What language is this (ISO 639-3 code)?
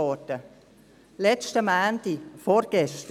gsw